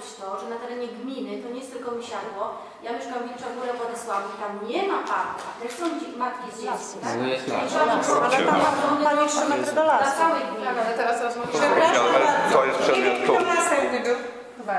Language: Polish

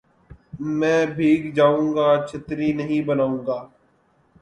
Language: Urdu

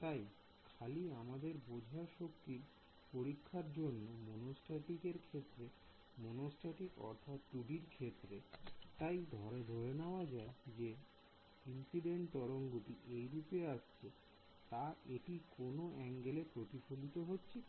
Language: Bangla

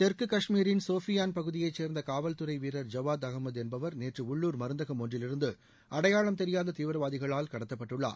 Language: Tamil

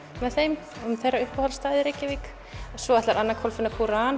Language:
Icelandic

